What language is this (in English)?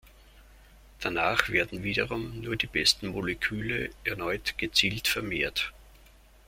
German